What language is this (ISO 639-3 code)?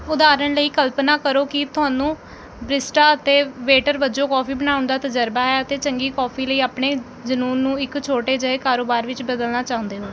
pan